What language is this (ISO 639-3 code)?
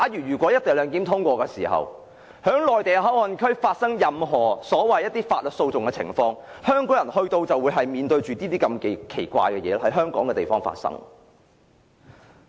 yue